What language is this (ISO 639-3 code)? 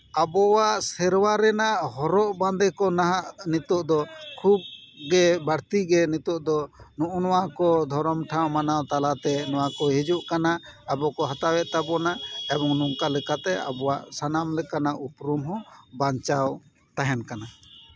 sat